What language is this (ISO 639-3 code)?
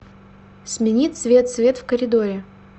rus